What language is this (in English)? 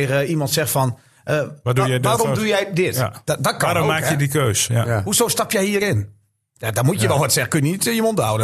Dutch